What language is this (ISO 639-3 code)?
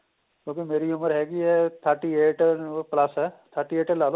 pan